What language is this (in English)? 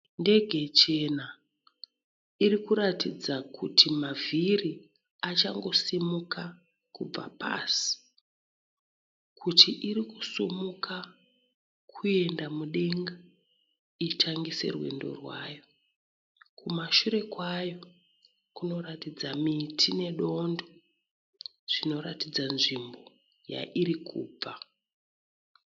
Shona